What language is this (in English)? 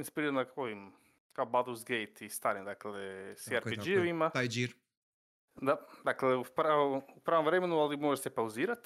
Croatian